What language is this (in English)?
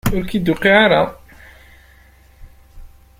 Kabyle